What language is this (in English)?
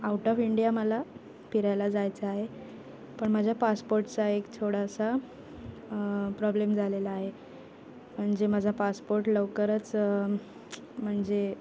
Marathi